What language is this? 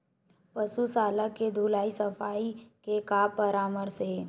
Chhattisgarhi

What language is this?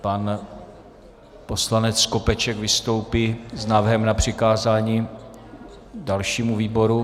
Czech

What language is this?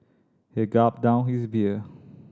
English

